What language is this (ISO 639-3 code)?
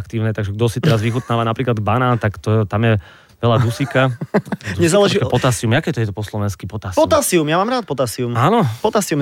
slk